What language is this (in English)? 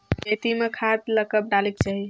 Chhattisgarhi